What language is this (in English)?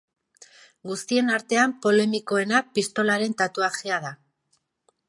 Basque